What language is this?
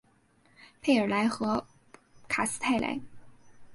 Chinese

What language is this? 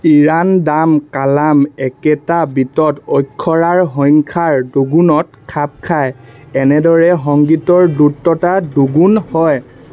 Assamese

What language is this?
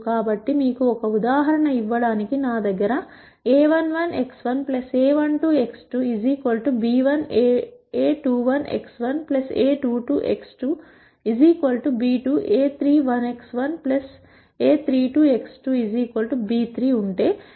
Telugu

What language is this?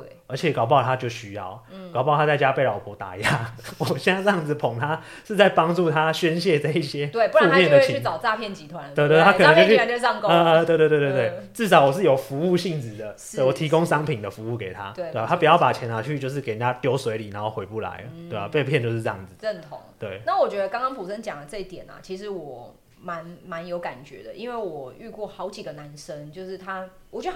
Chinese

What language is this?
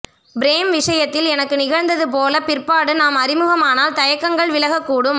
Tamil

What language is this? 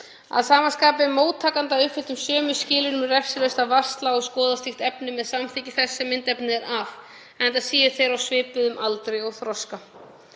Icelandic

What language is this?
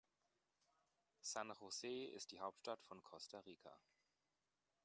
German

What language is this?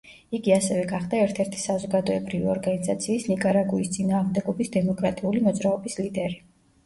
Georgian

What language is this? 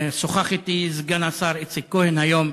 Hebrew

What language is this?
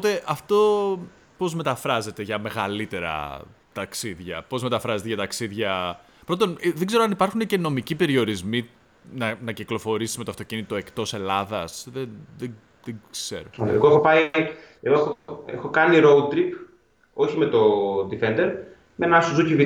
Greek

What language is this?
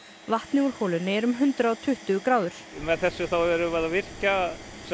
Icelandic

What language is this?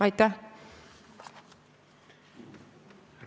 Estonian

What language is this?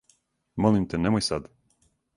Serbian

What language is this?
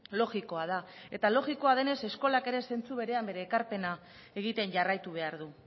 Basque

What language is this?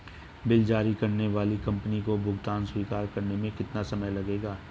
Hindi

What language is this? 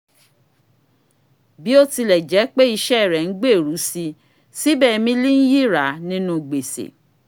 Yoruba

